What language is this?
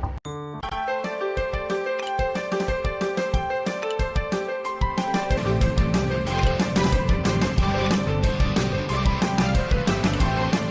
Japanese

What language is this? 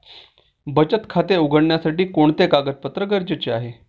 Marathi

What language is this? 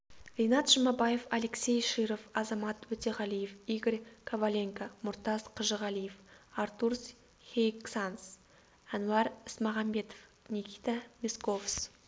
Kazakh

